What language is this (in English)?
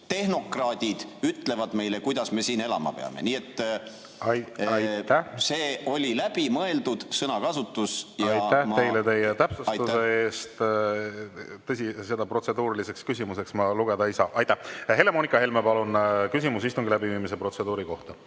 Estonian